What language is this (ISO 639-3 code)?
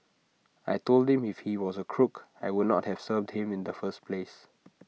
eng